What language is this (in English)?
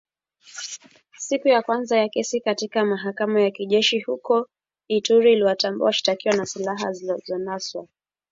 Swahili